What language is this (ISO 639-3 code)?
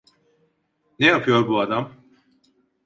tur